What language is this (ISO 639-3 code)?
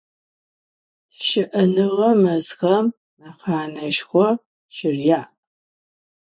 ady